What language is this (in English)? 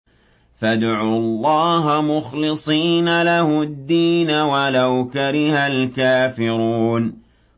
Arabic